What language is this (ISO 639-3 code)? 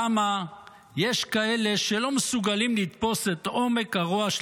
heb